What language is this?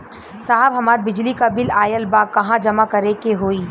Bhojpuri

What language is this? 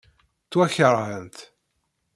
Kabyle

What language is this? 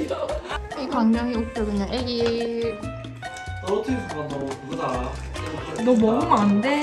Korean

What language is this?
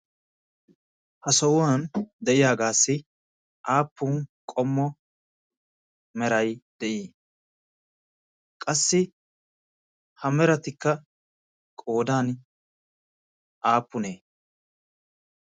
Wolaytta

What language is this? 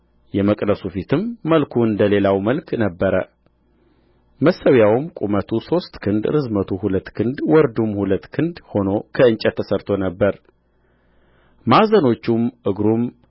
Amharic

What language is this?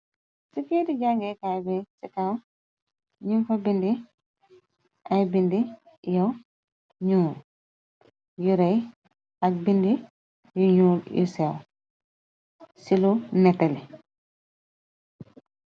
Wolof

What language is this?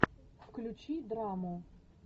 Russian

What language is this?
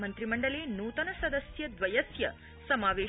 Sanskrit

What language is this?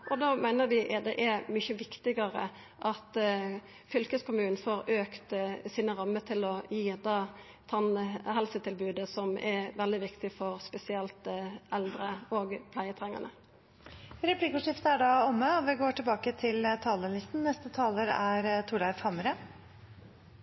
Norwegian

